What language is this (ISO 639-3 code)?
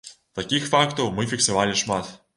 bel